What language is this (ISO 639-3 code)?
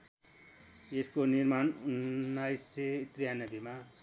nep